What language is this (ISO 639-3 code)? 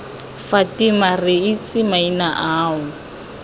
tsn